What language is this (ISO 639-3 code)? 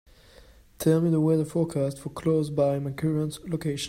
eng